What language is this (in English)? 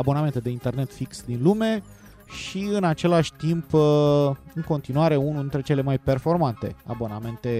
Romanian